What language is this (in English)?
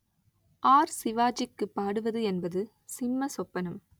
Tamil